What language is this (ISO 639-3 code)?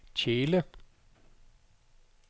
dan